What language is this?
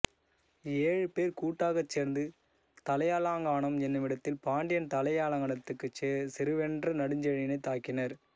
Tamil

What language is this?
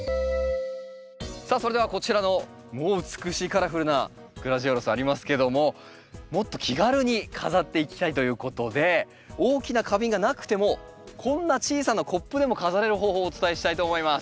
Japanese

